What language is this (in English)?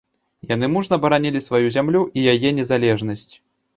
Belarusian